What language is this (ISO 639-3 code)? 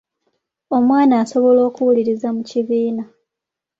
lug